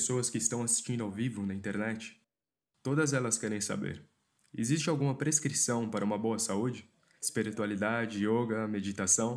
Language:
Portuguese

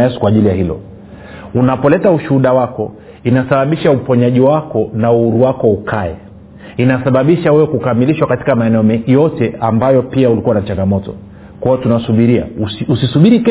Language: Swahili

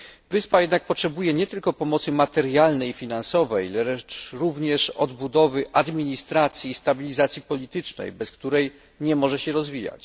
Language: Polish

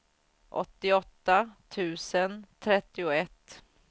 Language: Swedish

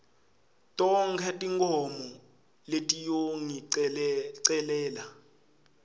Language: Swati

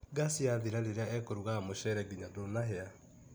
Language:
Kikuyu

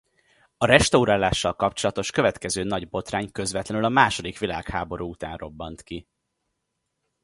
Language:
Hungarian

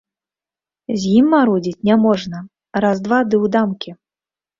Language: Belarusian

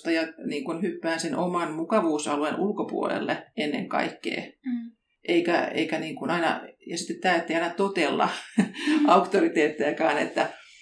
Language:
Finnish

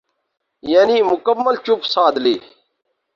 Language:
Urdu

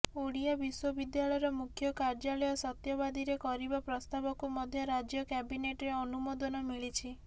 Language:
Odia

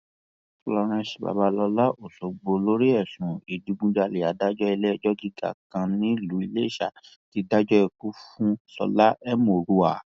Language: Yoruba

